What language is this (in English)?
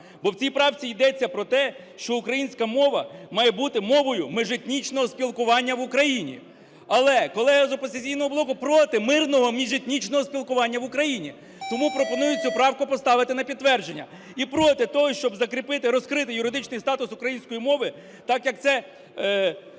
Ukrainian